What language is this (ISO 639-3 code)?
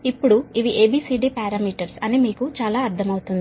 tel